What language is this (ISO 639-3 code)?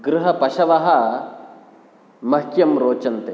san